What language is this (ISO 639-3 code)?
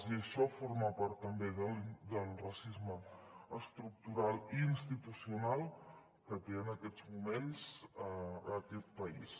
cat